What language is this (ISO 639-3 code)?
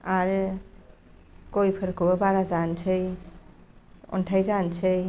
brx